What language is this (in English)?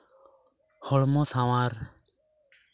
Santali